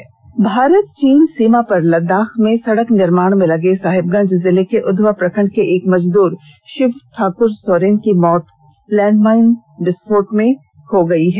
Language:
Hindi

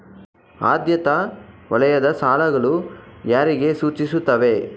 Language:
Kannada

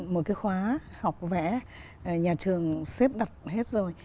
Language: Vietnamese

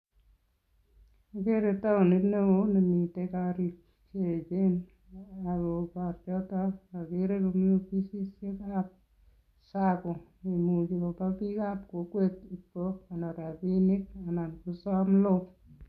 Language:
Kalenjin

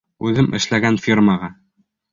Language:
Bashkir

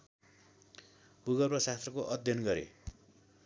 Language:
Nepali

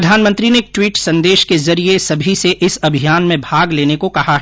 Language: Hindi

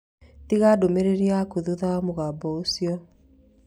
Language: Kikuyu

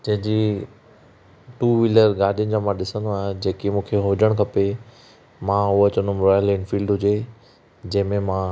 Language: Sindhi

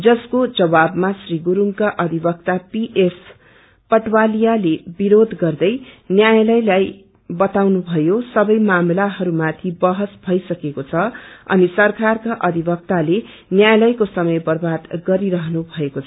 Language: Nepali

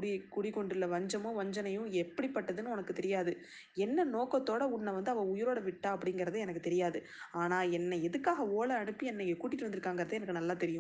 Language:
Tamil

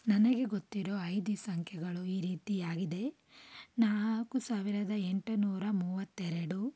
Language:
Kannada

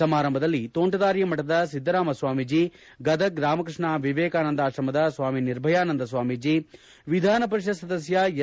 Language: Kannada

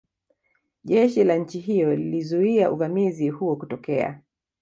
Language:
Swahili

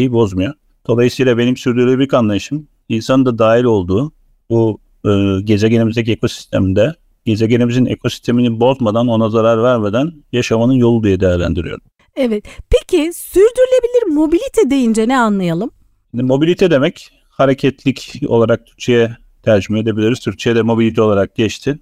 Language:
Turkish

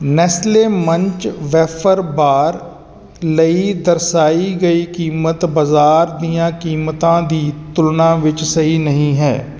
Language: Punjabi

